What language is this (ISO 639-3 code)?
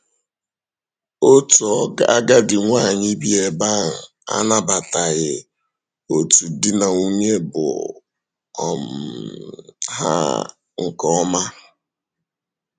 ibo